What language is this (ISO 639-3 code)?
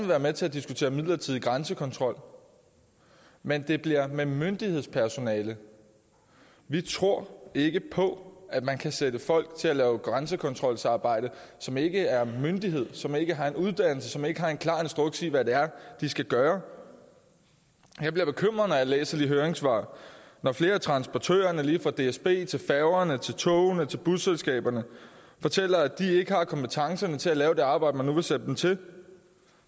dan